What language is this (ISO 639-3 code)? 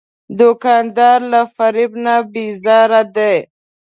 pus